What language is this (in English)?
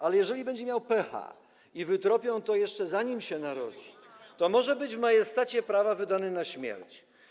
Polish